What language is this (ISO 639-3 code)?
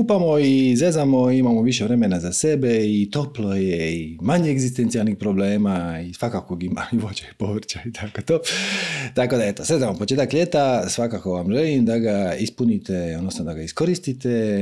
hrv